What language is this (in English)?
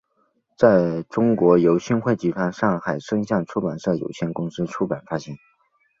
Chinese